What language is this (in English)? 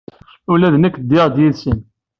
Kabyle